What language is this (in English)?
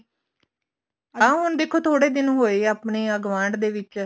Punjabi